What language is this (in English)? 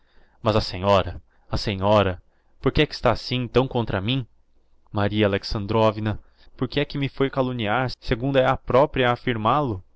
Portuguese